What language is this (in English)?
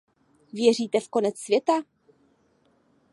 Czech